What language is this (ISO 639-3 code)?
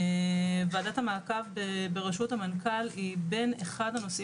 heb